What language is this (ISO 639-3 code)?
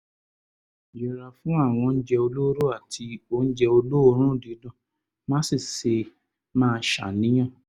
yor